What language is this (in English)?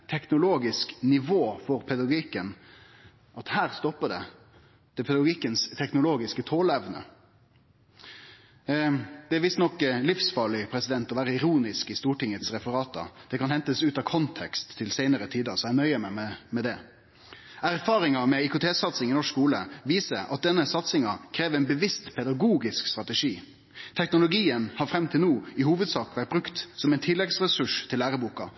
Norwegian Nynorsk